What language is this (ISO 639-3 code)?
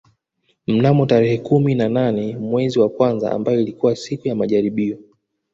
swa